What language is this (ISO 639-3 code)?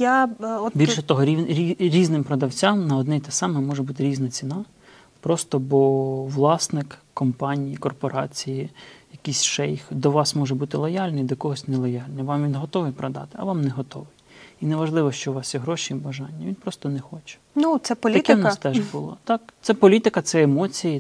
ukr